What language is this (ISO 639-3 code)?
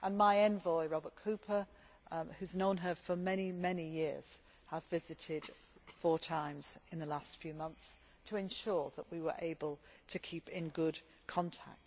eng